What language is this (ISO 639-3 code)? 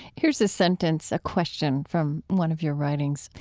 eng